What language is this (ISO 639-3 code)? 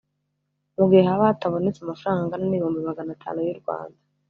kin